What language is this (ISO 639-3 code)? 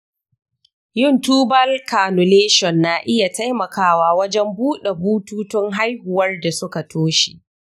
hau